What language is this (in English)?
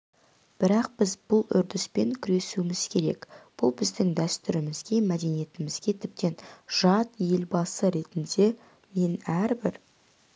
Kazakh